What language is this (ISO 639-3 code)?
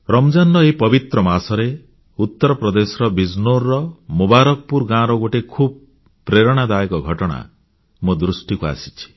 ori